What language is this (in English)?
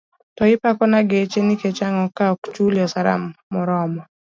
Luo (Kenya and Tanzania)